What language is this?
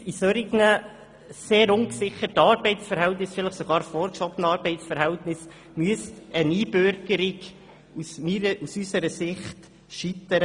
Swiss German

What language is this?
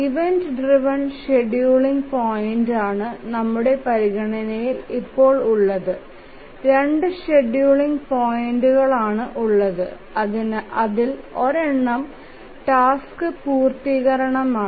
Malayalam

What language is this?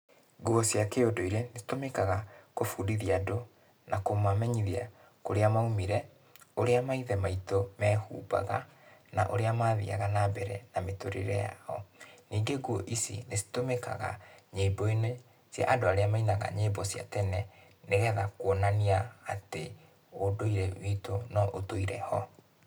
Kikuyu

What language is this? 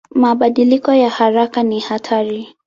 Swahili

